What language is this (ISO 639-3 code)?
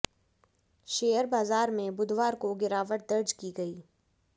hin